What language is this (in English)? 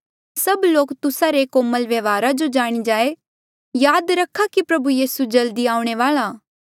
Mandeali